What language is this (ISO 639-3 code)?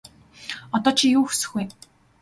mon